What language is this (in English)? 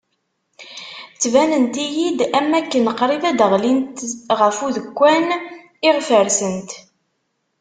Kabyle